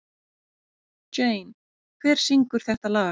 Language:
Icelandic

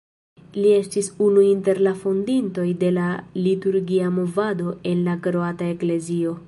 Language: Esperanto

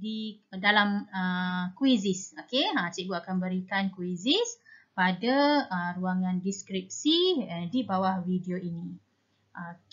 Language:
Malay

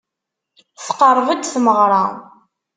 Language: Kabyle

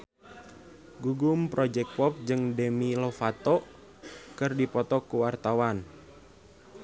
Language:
Sundanese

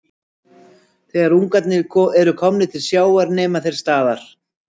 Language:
Icelandic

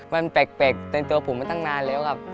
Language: Thai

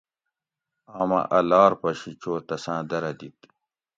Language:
Gawri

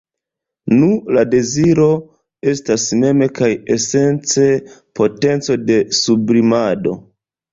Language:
Esperanto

